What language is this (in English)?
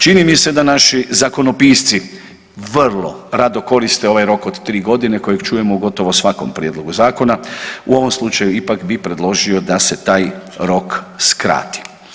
Croatian